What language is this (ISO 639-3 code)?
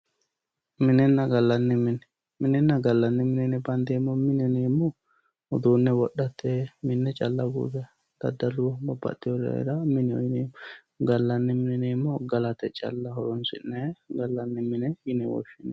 sid